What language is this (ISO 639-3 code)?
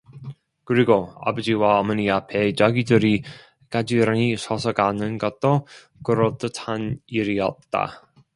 kor